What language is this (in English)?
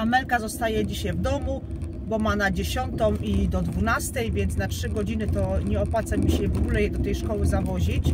Polish